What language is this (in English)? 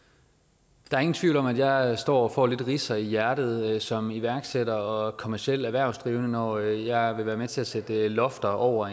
Danish